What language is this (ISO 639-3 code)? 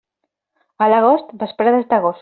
cat